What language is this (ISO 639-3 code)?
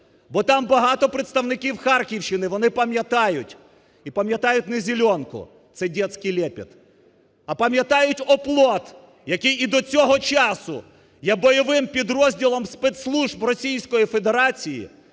ukr